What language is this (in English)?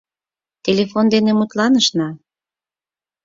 Mari